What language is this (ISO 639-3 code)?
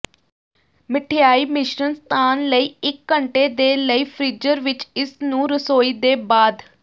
pan